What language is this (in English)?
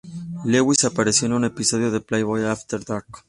Spanish